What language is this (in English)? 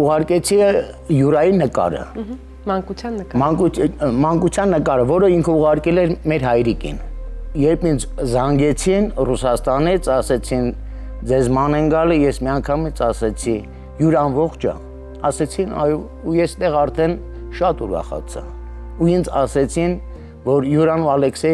Romanian